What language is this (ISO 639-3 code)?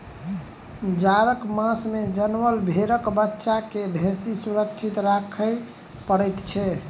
mai